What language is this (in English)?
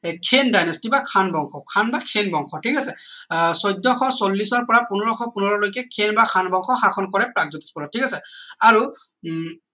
Assamese